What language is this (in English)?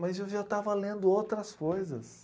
Portuguese